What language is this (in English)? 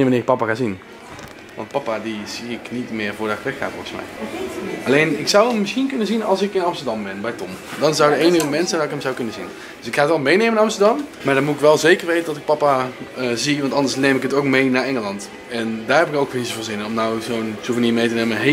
Dutch